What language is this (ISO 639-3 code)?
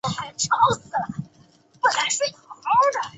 zho